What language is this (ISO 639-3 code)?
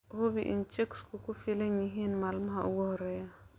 som